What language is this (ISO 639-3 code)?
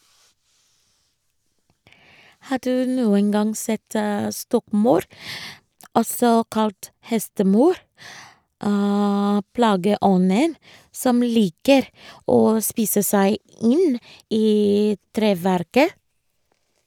nor